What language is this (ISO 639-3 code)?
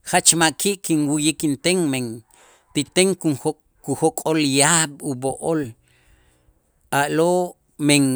itz